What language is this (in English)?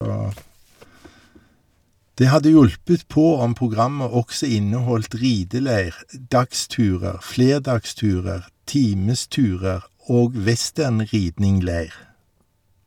Norwegian